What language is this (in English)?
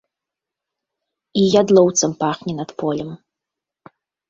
Belarusian